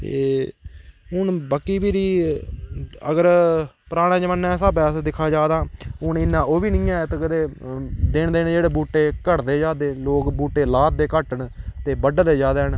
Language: Dogri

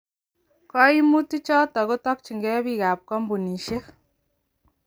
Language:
Kalenjin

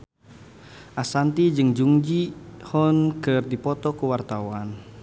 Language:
Sundanese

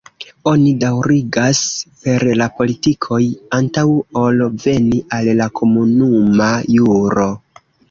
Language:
Esperanto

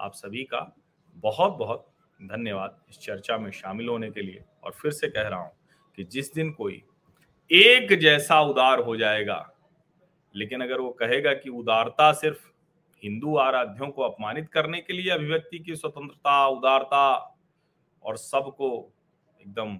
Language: Hindi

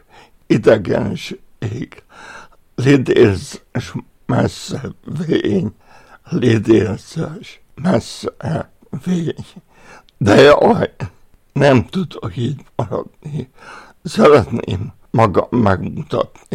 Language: Hungarian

